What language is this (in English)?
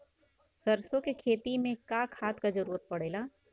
Bhojpuri